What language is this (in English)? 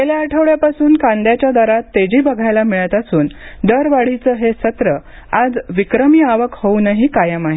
Marathi